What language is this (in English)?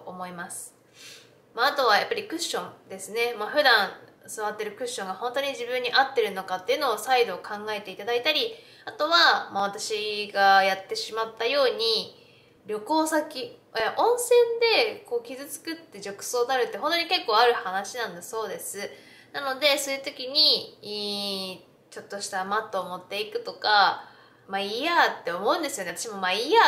Japanese